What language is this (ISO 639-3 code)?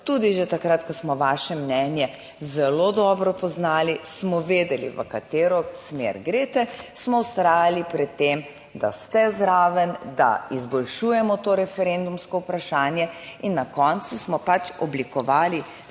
slv